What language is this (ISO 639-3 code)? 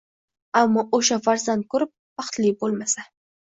uzb